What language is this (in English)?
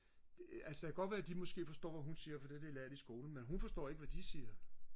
Danish